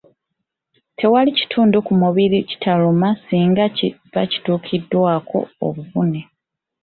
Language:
Ganda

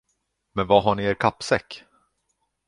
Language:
Swedish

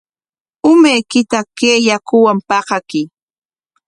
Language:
Corongo Ancash Quechua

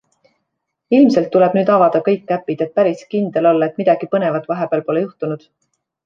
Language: Estonian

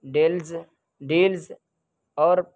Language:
Urdu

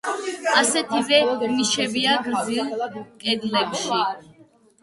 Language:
Georgian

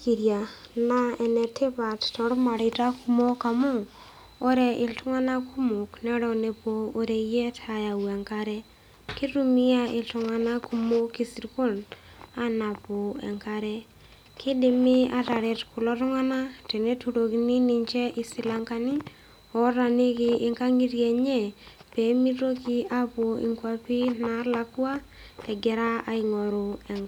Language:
Masai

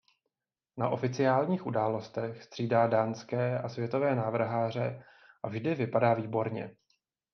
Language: Czech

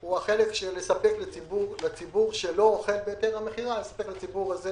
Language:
Hebrew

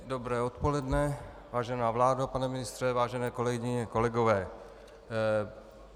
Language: Czech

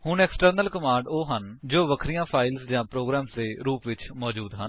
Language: Punjabi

